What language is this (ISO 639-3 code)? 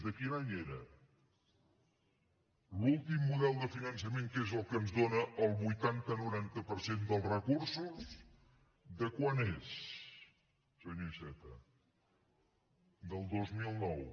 cat